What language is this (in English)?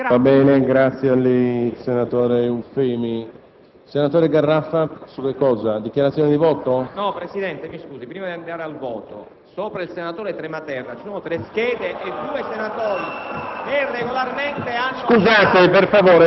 Italian